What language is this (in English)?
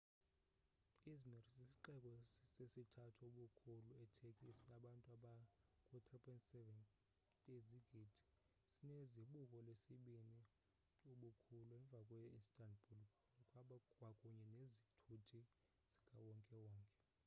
Xhosa